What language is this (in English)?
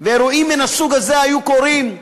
Hebrew